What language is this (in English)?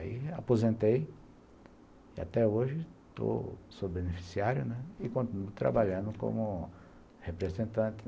Portuguese